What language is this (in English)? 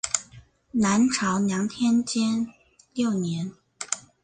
Chinese